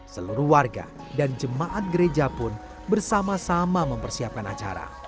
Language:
Indonesian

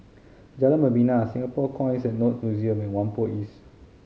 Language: English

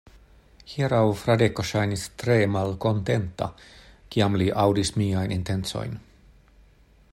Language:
Esperanto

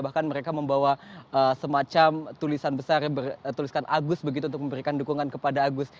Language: Indonesian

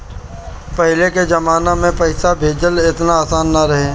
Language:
Bhojpuri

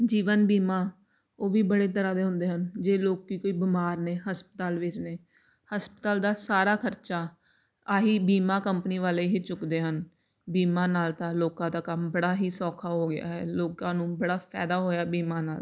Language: Punjabi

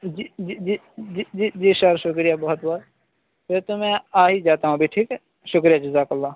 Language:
Urdu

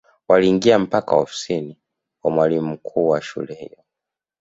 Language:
Swahili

